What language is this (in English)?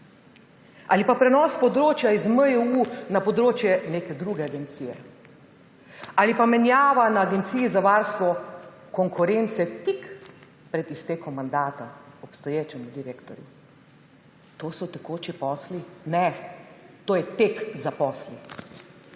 Slovenian